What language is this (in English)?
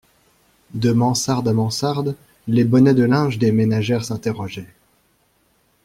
French